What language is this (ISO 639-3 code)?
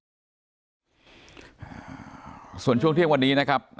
tha